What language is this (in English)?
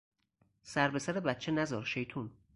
Persian